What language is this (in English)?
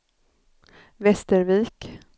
Swedish